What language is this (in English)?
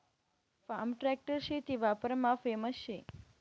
Marathi